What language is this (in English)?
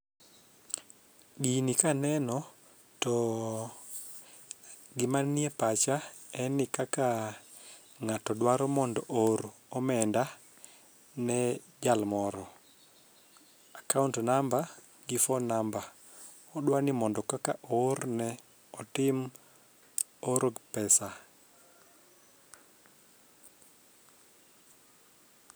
Luo (Kenya and Tanzania)